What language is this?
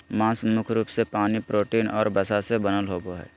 Magahi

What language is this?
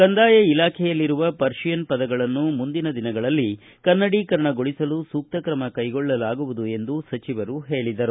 Kannada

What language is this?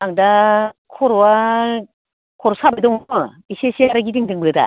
Bodo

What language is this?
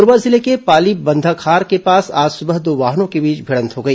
Hindi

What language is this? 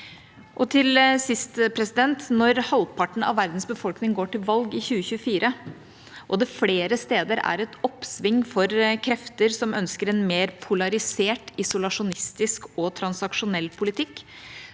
Norwegian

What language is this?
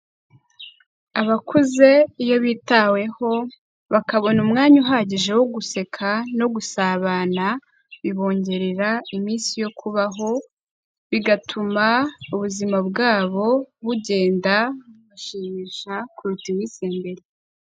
Kinyarwanda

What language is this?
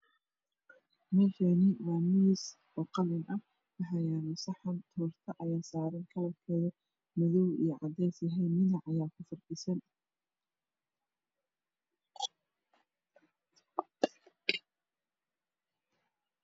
Somali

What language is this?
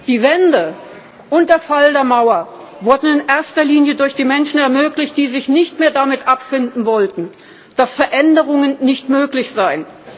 German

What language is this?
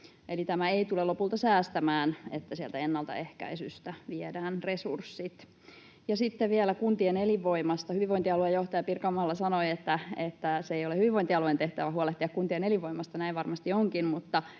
Finnish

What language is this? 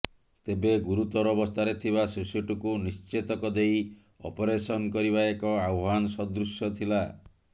Odia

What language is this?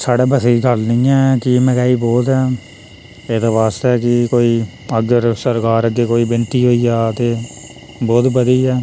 Dogri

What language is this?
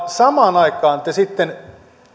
Finnish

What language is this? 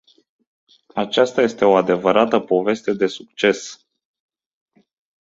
Romanian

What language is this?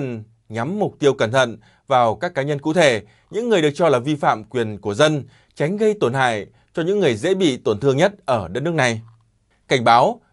Vietnamese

